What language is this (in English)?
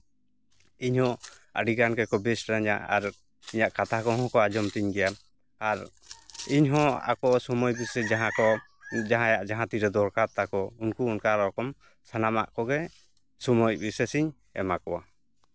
Santali